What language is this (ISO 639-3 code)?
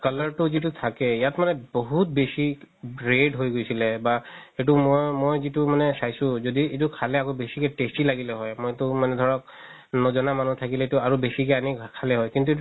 asm